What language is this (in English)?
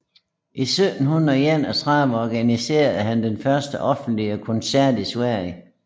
Danish